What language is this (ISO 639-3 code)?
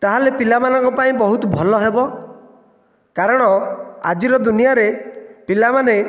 ori